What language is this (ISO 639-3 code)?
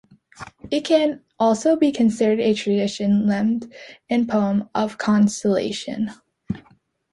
eng